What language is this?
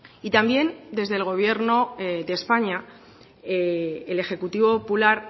Spanish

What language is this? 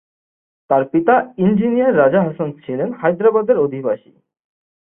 Bangla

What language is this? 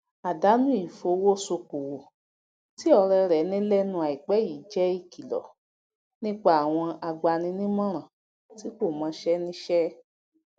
Yoruba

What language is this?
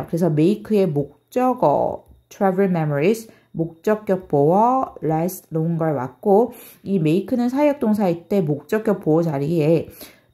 Korean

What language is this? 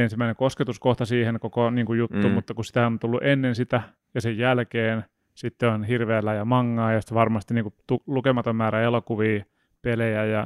Finnish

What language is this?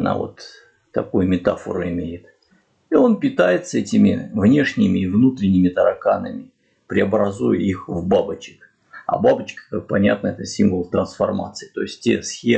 Russian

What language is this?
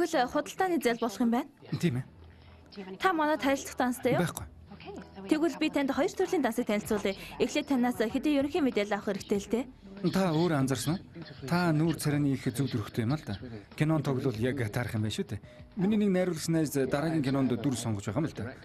Turkish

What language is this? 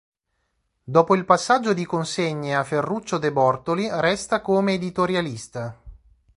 Italian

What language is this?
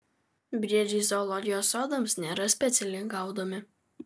Lithuanian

